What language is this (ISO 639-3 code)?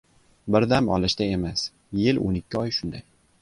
uzb